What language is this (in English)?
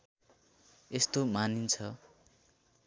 Nepali